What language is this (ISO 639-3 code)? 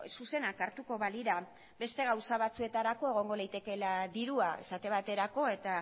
eus